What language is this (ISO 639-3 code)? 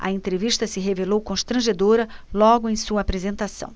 por